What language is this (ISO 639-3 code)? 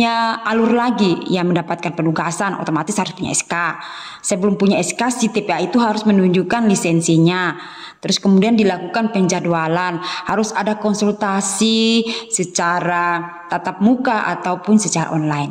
ind